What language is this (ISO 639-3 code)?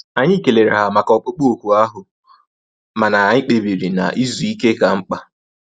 ibo